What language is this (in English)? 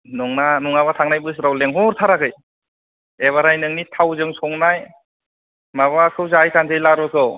Bodo